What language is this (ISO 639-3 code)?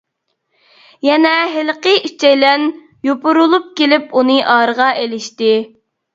uig